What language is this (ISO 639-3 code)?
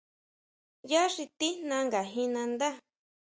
mau